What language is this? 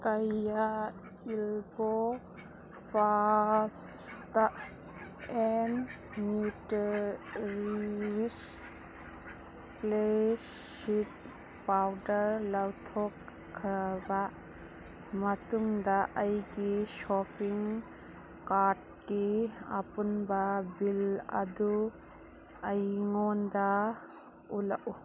Manipuri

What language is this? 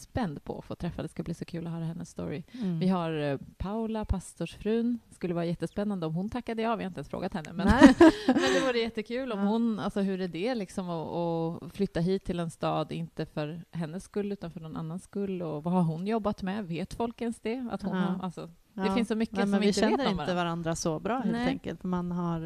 Swedish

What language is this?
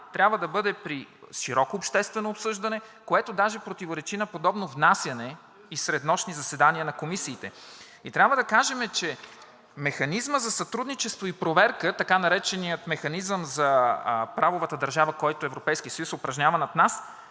Bulgarian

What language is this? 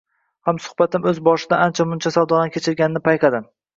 Uzbek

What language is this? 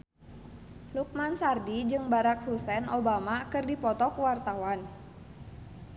Sundanese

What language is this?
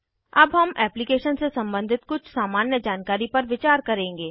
Hindi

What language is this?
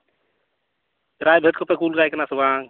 Santali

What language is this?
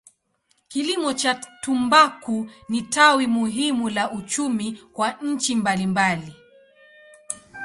Swahili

